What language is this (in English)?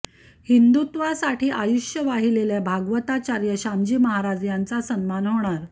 Marathi